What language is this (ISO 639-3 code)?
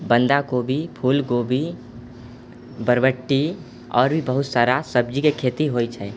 mai